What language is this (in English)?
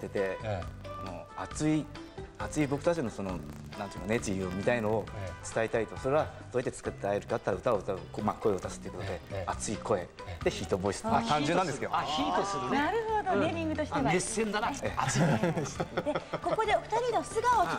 Japanese